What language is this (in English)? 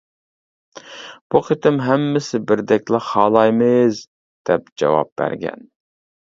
Uyghur